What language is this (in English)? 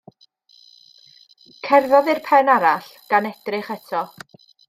Welsh